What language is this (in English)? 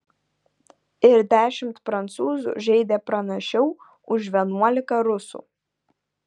Lithuanian